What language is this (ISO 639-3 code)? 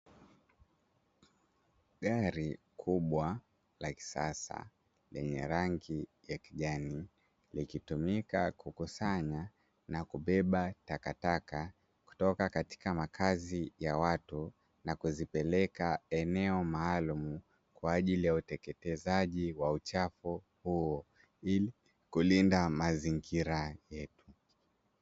swa